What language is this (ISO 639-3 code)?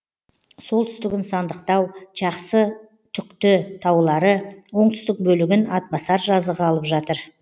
kaz